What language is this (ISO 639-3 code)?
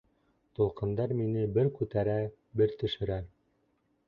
bak